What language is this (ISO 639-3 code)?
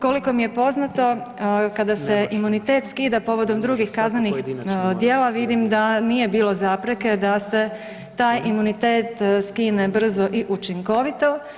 hrv